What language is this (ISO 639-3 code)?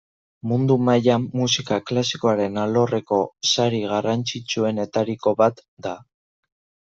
eus